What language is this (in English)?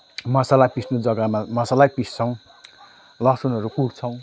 Nepali